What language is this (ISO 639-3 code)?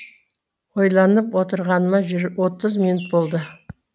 kaz